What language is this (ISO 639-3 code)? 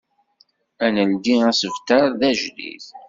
kab